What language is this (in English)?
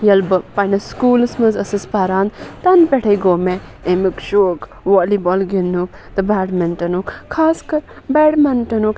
Kashmiri